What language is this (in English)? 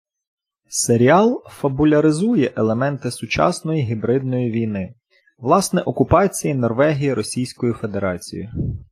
Ukrainian